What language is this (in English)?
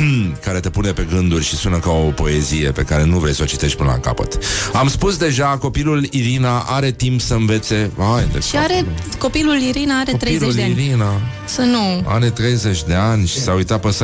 Romanian